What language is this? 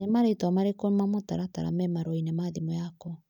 Kikuyu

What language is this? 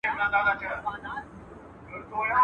Pashto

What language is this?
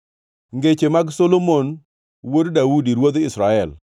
Luo (Kenya and Tanzania)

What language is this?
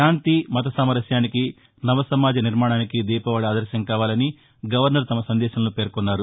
Telugu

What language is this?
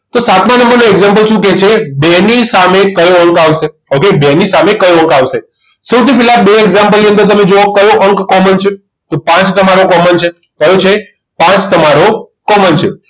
Gujarati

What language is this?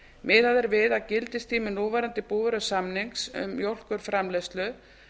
Icelandic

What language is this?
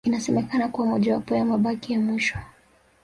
Swahili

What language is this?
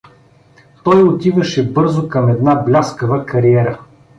Bulgarian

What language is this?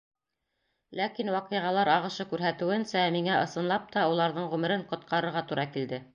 Bashkir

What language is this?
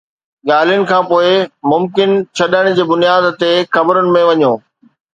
Sindhi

